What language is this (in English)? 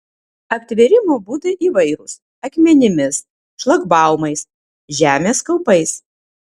Lithuanian